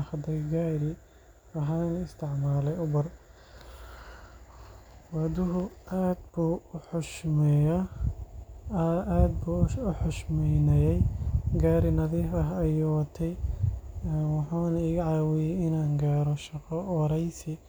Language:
Somali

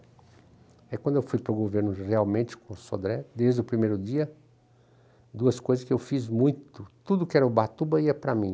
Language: Portuguese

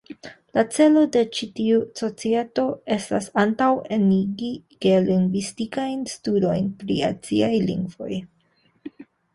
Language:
Esperanto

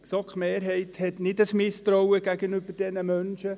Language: Swiss German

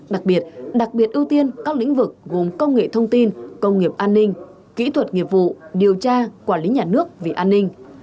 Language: Vietnamese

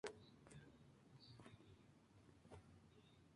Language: Spanish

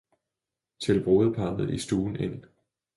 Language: Danish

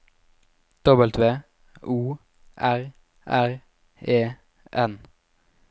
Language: Norwegian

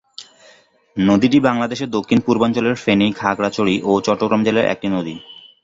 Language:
Bangla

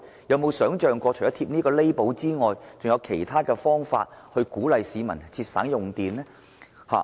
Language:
Cantonese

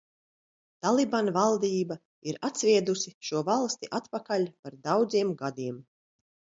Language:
Latvian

